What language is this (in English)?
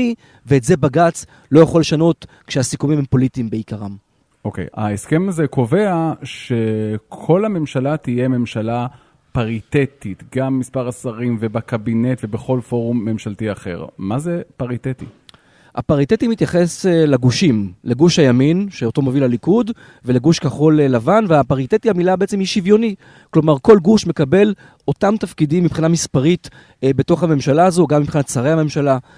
Hebrew